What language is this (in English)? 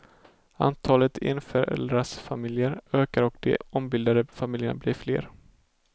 Swedish